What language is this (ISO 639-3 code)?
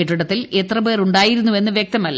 mal